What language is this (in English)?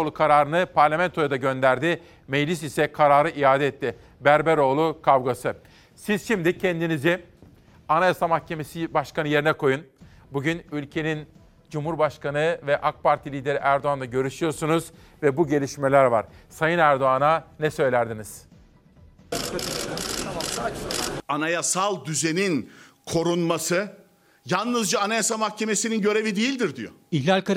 Turkish